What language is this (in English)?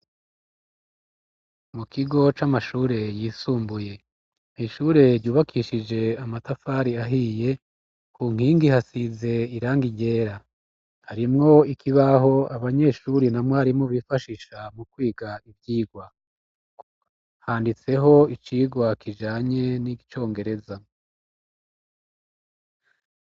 Rundi